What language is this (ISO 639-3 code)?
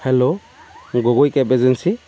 asm